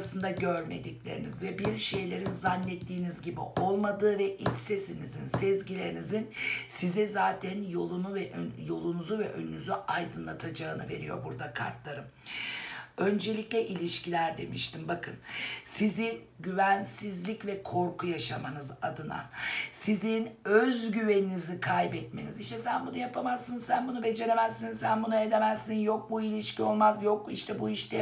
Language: Turkish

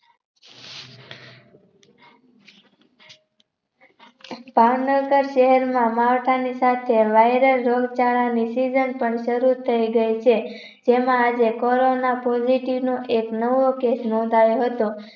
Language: Gujarati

